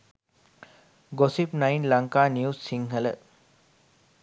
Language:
Sinhala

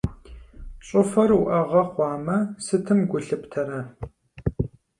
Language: Kabardian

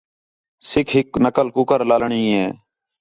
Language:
Khetrani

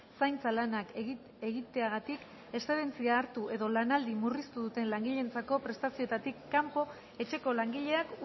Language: Basque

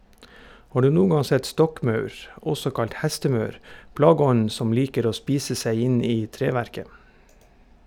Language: Norwegian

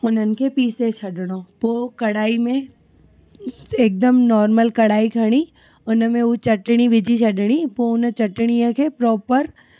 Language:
Sindhi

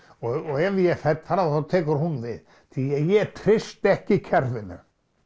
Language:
Icelandic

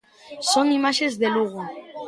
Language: Galician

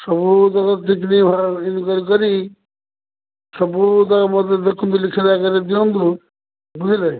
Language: Odia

